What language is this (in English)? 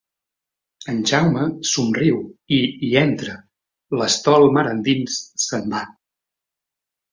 Catalan